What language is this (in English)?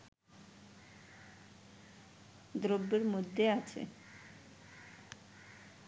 Bangla